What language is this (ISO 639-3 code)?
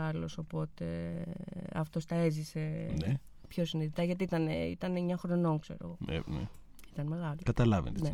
ell